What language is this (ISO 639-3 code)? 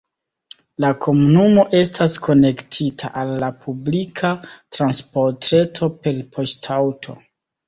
epo